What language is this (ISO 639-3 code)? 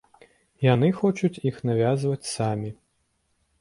bel